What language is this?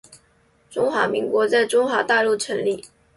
Chinese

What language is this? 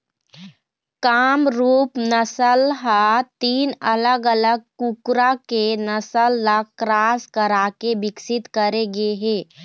Chhattisgarhi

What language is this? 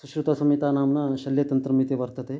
Sanskrit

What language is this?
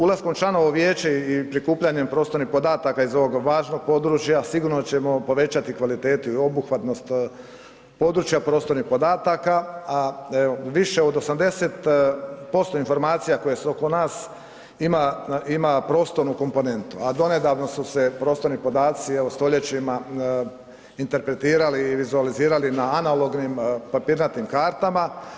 Croatian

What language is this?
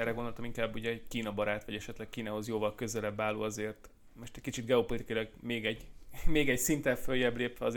Hungarian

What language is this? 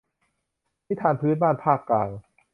Thai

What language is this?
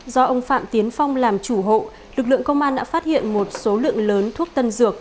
Vietnamese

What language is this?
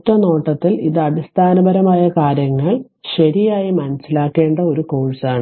Malayalam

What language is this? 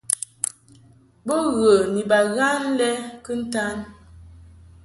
Mungaka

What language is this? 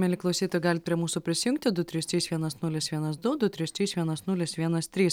Lithuanian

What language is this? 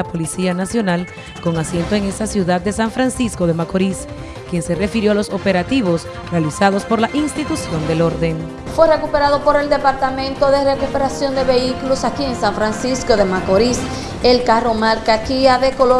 Spanish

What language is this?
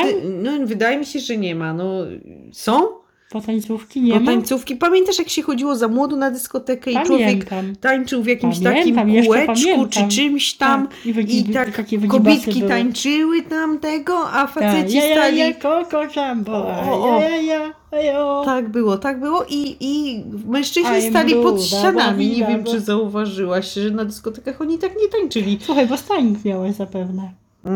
Polish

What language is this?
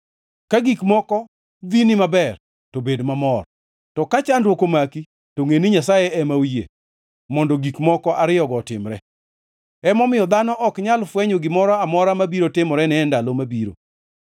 Luo (Kenya and Tanzania)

